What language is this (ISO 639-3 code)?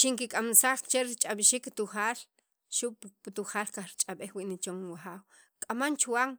quv